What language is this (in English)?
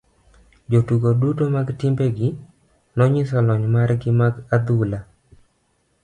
Luo (Kenya and Tanzania)